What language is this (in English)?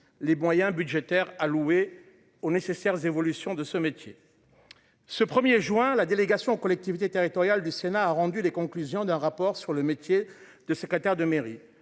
French